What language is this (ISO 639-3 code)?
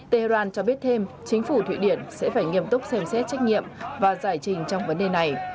vie